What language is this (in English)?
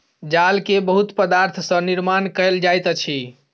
Maithili